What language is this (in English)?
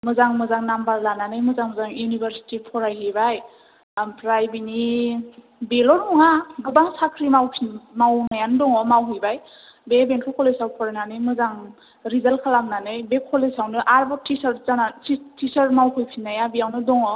Bodo